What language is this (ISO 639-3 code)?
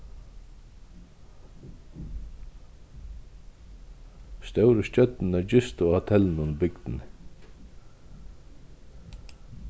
fao